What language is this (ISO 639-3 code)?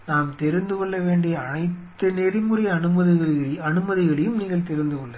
tam